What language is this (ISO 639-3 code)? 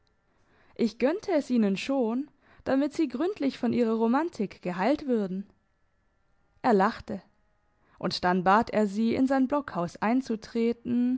deu